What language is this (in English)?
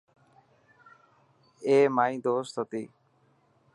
Dhatki